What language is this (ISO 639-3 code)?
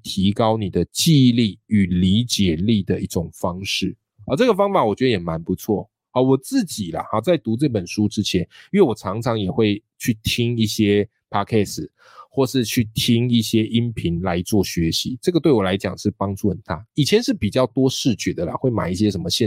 zho